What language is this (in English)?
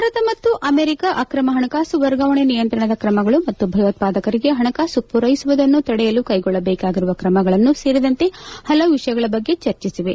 Kannada